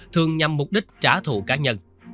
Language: Vietnamese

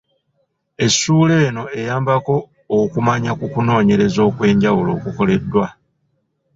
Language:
Ganda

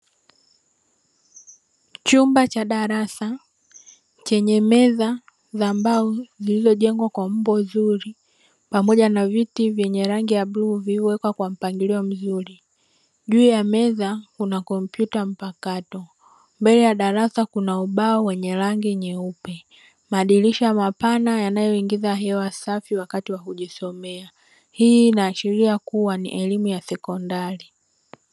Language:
Swahili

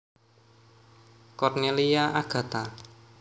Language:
Javanese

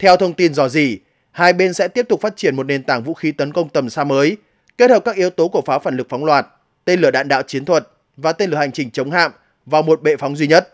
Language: Vietnamese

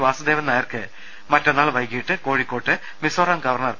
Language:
Malayalam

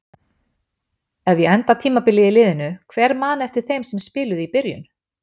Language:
Icelandic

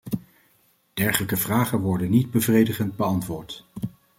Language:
Dutch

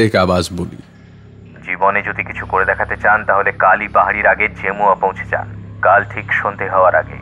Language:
Hindi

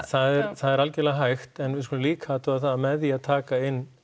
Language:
Icelandic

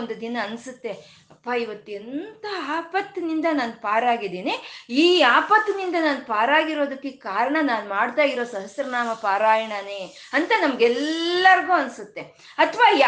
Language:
Kannada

